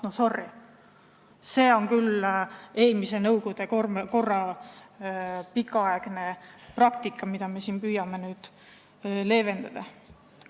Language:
Estonian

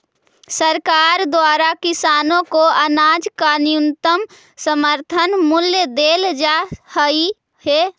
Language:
Magahi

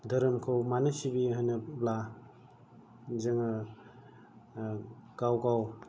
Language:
Bodo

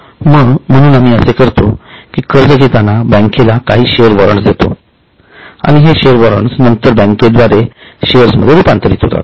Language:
Marathi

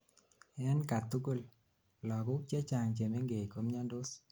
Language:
Kalenjin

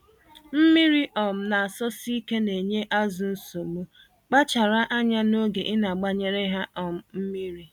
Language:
Igbo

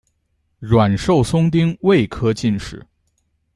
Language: Chinese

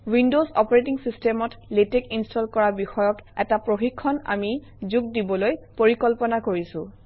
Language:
Assamese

